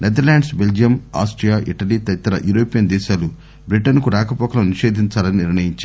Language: Telugu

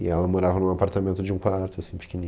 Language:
Portuguese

